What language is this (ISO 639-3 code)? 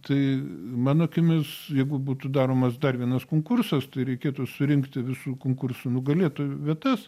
lit